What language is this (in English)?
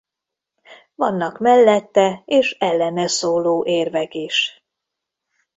Hungarian